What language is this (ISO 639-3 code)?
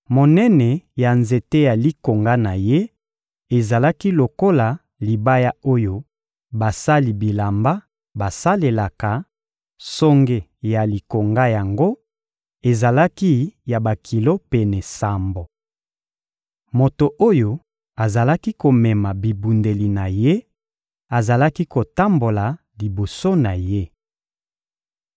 lin